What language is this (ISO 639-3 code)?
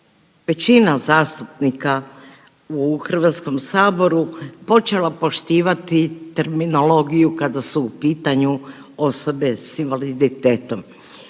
hrv